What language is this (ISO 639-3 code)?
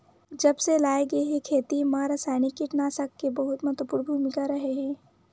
hne